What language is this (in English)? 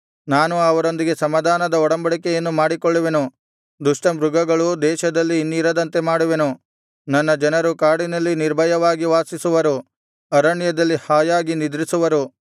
Kannada